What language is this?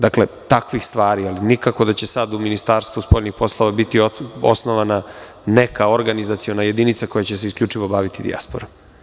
Serbian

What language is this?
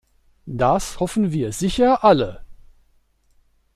German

